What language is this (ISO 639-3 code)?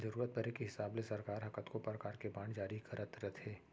hne